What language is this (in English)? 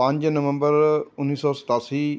Punjabi